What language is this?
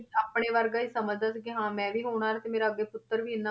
Punjabi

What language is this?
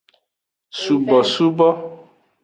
Aja (Benin)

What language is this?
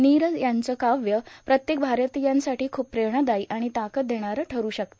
Marathi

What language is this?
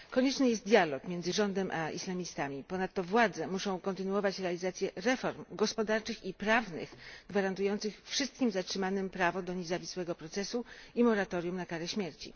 Polish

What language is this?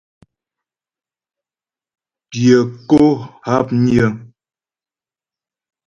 Ghomala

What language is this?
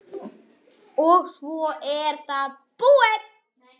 Icelandic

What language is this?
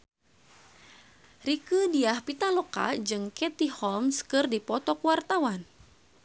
Sundanese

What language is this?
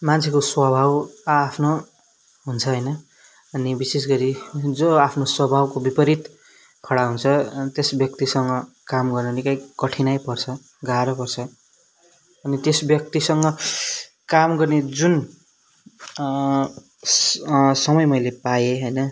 Nepali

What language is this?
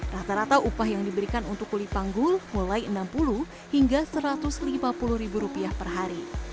Indonesian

